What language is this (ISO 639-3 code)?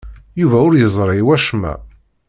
kab